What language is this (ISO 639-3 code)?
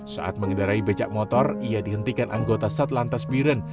ind